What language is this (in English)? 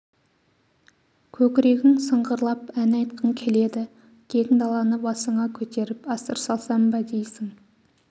Kazakh